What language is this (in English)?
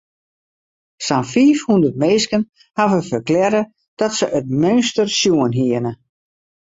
Western Frisian